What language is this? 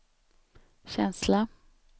Swedish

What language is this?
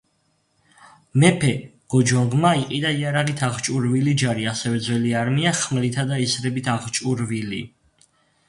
Georgian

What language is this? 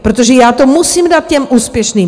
Czech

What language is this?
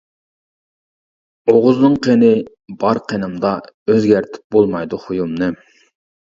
Uyghur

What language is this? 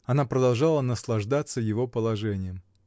Russian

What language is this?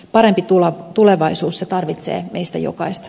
Finnish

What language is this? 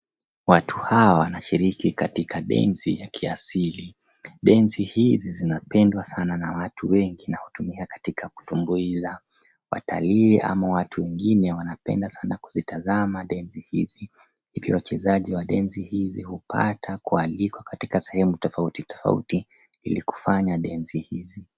Swahili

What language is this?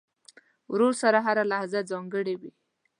Pashto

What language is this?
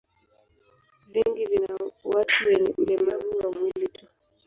Swahili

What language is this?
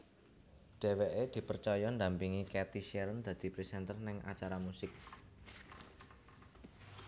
Javanese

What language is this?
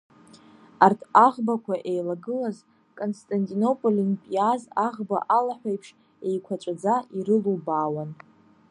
Abkhazian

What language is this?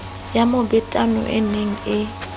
Southern Sotho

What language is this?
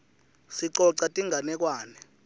Swati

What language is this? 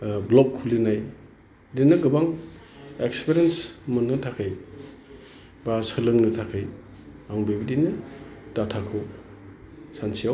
Bodo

